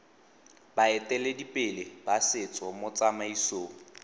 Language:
Tswana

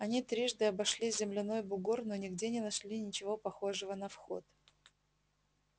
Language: Russian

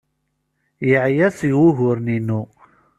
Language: Kabyle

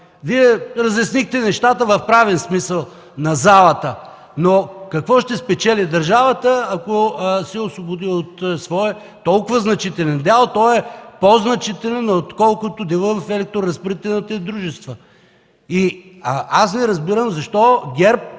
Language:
Bulgarian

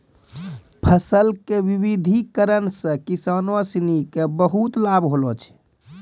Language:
Maithili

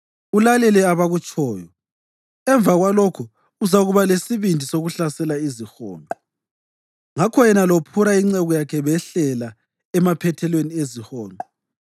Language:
North Ndebele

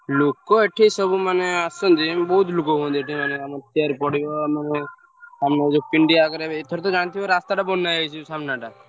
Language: Odia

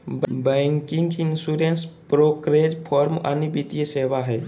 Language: Magahi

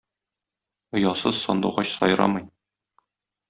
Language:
Tatar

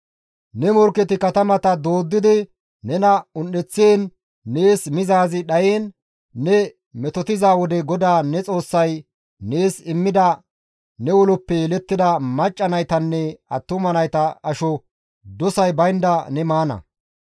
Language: Gamo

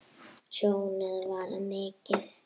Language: Icelandic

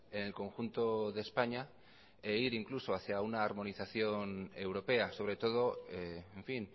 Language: Spanish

